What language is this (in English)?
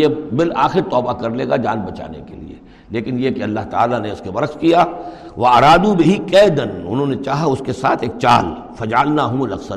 Urdu